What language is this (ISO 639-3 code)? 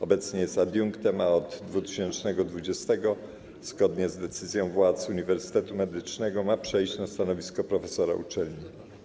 pol